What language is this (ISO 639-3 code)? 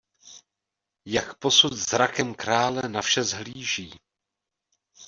ces